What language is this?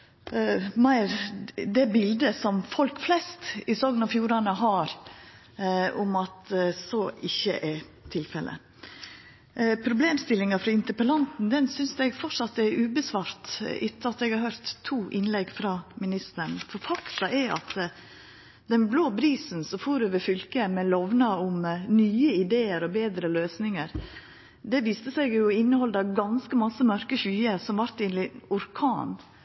Norwegian Nynorsk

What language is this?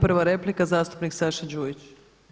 Croatian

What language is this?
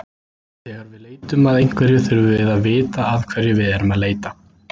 Icelandic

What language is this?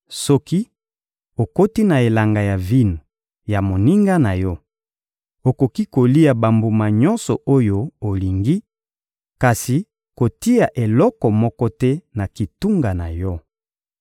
Lingala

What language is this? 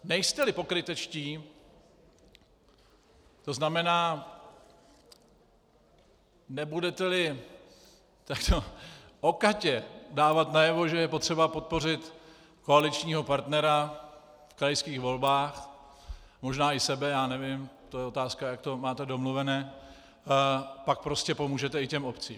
Czech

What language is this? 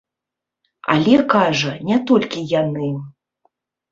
Belarusian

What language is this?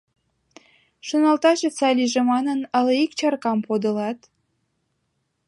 Mari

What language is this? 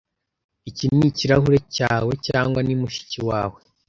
Kinyarwanda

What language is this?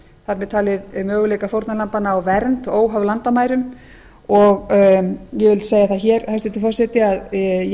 Icelandic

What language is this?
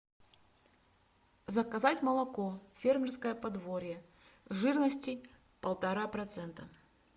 Russian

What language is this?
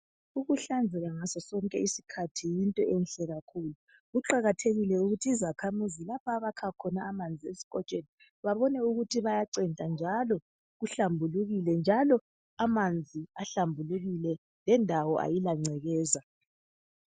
North Ndebele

